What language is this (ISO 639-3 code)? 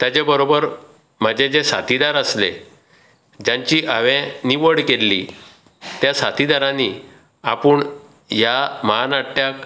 kok